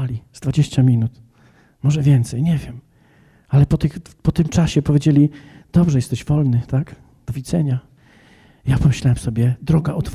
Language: Polish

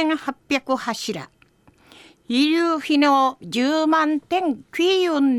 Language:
Japanese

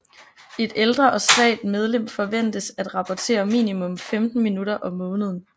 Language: Danish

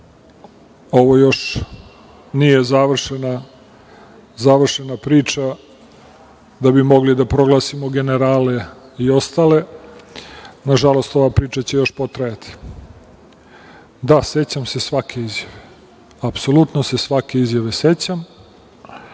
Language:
Serbian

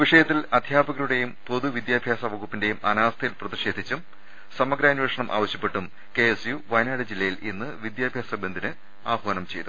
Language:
Malayalam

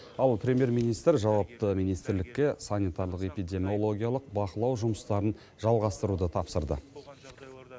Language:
Kazakh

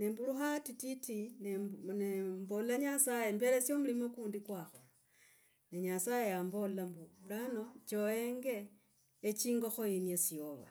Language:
Logooli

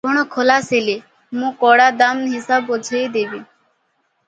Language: Odia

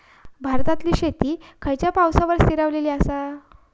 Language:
Marathi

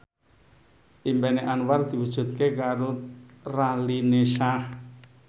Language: Javanese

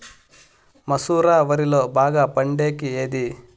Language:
Telugu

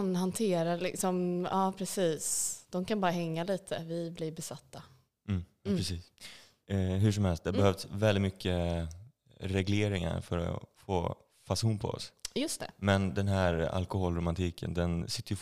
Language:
Swedish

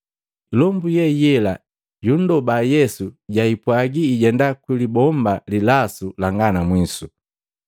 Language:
Matengo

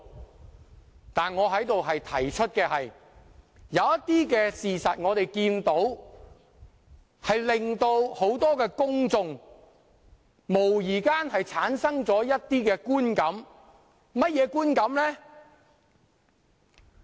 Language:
Cantonese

